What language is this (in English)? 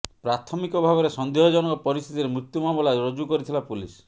Odia